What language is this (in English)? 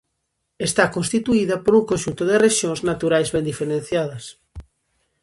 Galician